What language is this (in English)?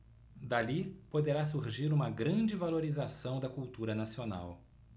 Portuguese